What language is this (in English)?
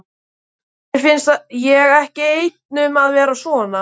Icelandic